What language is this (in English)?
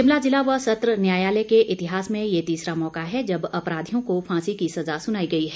Hindi